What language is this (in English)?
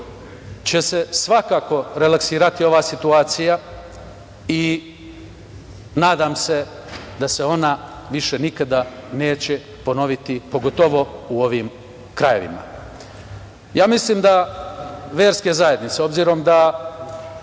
Serbian